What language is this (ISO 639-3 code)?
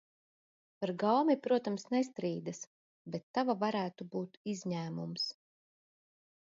lav